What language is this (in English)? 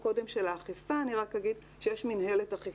Hebrew